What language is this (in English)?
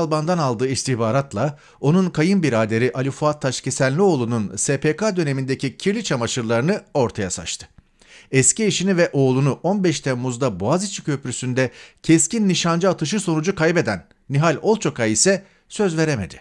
Turkish